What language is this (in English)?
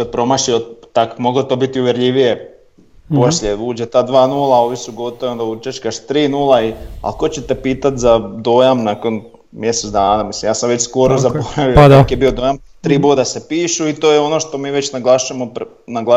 Croatian